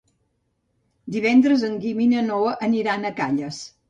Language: Catalan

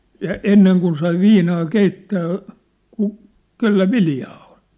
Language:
Finnish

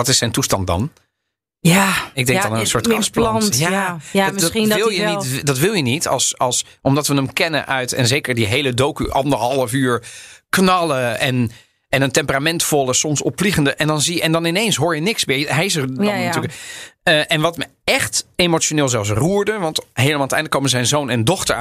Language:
Dutch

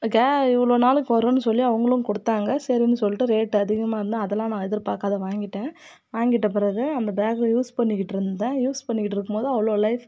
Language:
Tamil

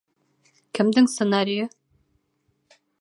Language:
Bashkir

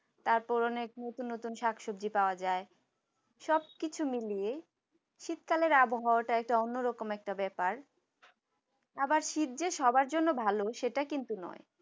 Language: Bangla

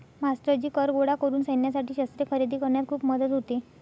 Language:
Marathi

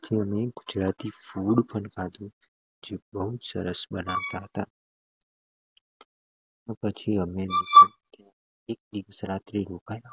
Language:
Gujarati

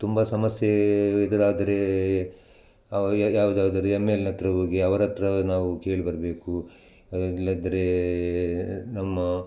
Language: Kannada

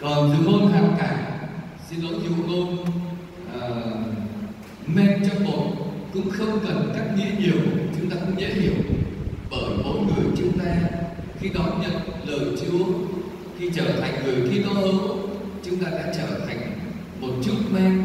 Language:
Vietnamese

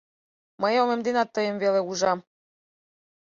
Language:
Mari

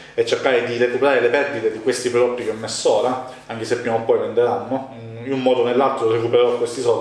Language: Italian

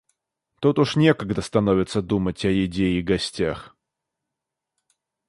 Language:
Russian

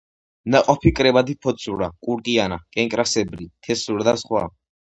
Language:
Georgian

